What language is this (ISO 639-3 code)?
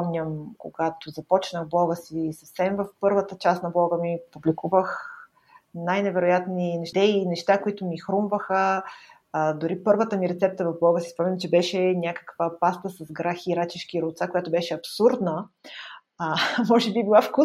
bul